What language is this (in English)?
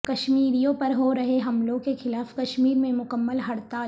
Urdu